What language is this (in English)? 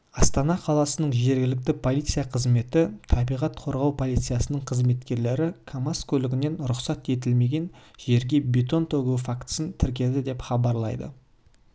Kazakh